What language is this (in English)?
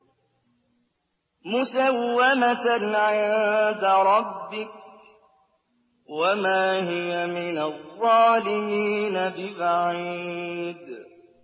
Arabic